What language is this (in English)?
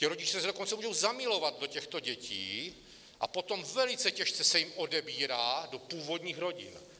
Czech